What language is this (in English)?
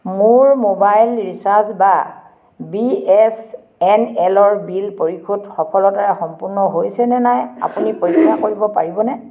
Assamese